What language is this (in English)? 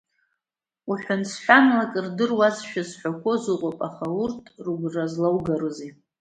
Abkhazian